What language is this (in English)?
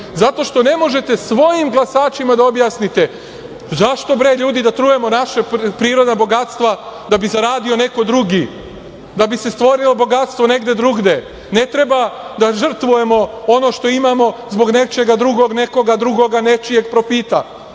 Serbian